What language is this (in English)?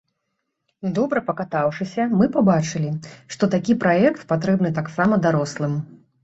Belarusian